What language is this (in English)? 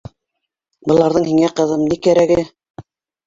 Bashkir